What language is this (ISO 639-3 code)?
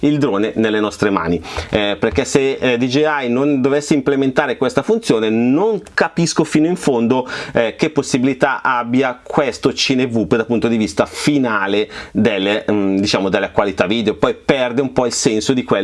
ita